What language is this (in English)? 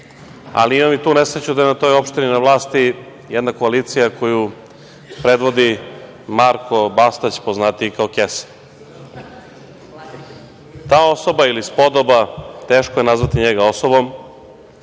Serbian